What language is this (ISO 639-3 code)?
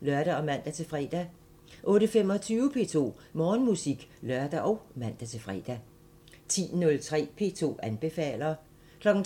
dan